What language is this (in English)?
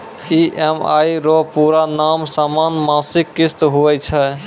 Maithili